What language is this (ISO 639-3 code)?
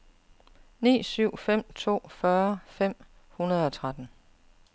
dan